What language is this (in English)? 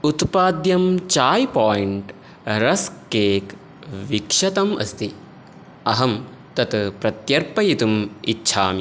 Sanskrit